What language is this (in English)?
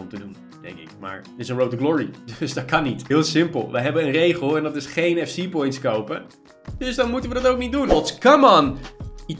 Dutch